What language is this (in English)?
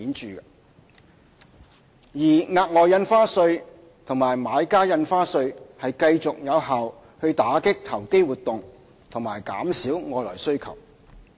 Cantonese